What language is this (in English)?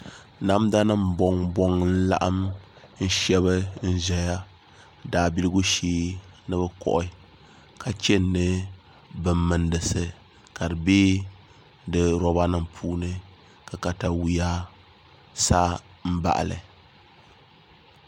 Dagbani